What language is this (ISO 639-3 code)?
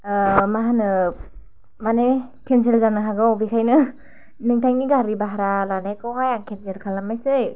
brx